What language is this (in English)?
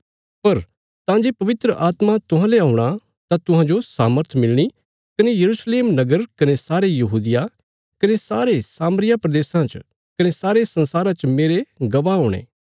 Bilaspuri